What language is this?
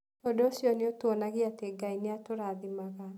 Kikuyu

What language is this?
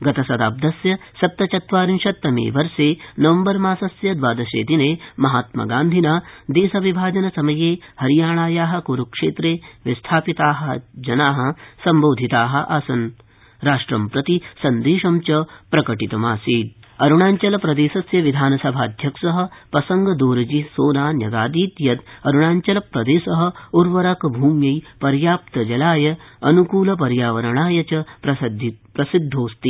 Sanskrit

